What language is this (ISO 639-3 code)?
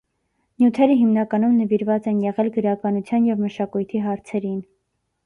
hye